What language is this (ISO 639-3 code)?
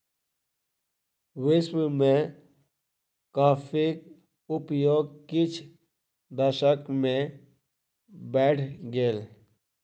mai